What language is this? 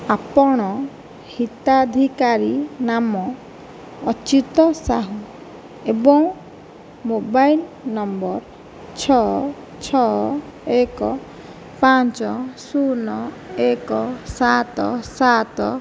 Odia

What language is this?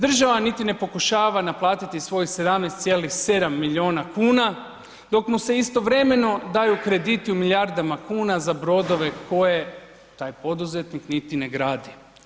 Croatian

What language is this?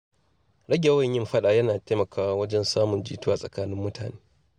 Hausa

